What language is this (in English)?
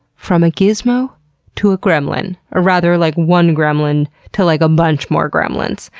English